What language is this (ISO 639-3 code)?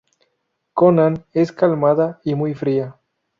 spa